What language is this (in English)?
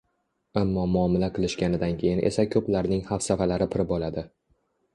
Uzbek